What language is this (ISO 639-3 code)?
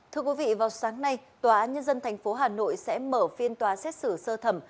vie